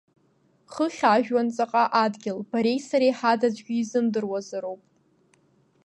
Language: Abkhazian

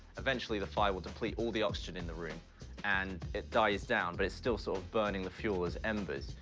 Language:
English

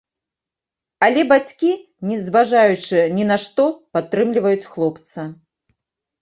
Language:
Belarusian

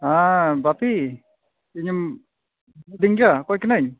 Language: Santali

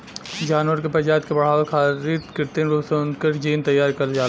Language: Bhojpuri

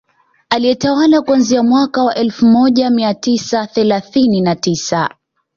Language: Swahili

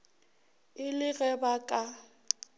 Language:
Northern Sotho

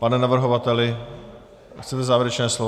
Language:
Czech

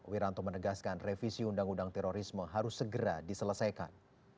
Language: Indonesian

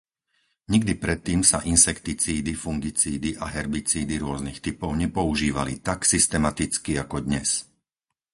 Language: Slovak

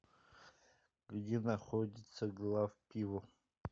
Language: Russian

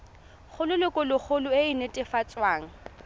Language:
Tswana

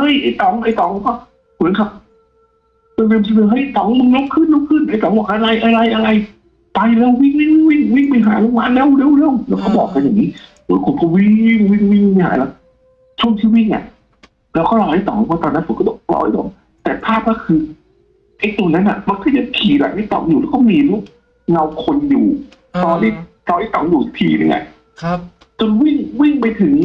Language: Thai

